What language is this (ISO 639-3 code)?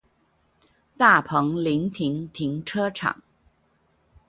zho